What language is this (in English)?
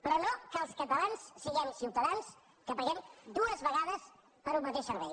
Catalan